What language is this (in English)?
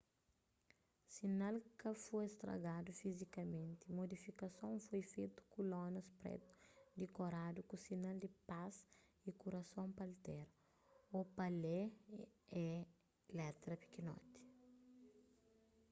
Kabuverdianu